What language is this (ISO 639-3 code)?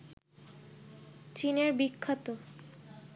ben